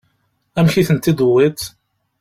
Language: Kabyle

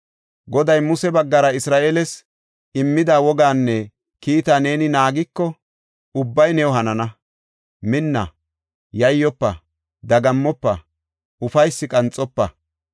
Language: Gofa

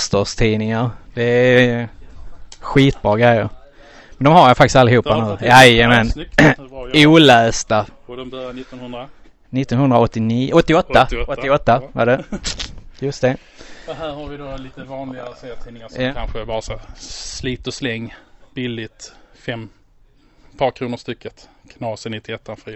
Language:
Swedish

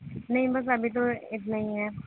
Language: Urdu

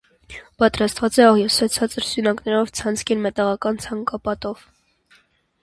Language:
Armenian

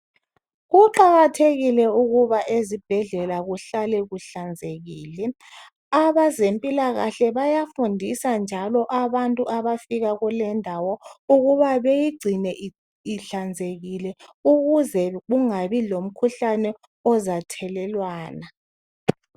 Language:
North Ndebele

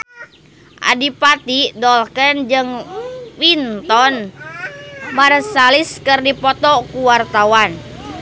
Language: Sundanese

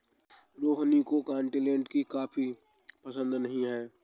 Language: Hindi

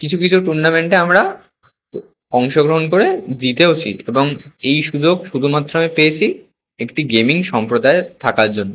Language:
Bangla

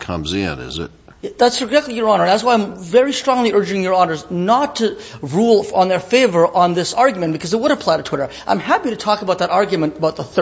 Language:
English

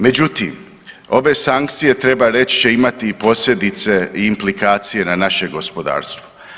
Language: Croatian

